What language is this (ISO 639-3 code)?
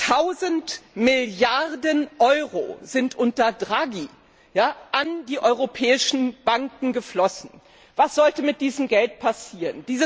deu